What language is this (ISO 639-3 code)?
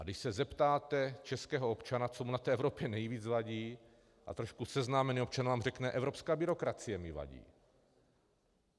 ces